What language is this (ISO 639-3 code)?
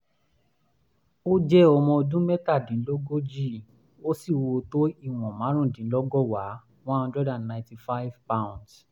yor